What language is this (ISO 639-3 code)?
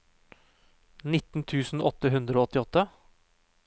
nor